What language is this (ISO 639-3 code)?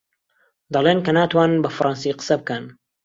ckb